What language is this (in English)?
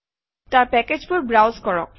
Assamese